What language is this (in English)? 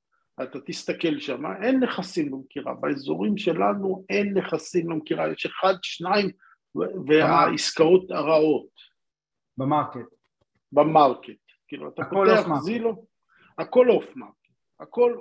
Hebrew